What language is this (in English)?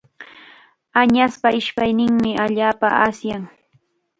Chiquián Ancash Quechua